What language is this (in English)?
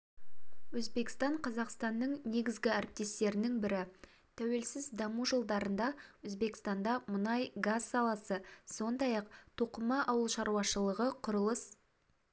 Kazakh